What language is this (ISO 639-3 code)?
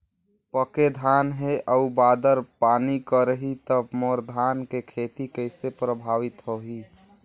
hne